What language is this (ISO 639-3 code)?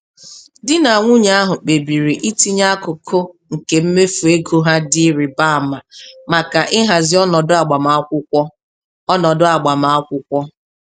ibo